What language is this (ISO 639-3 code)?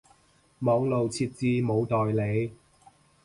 yue